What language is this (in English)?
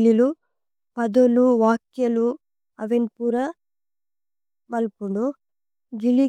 Tulu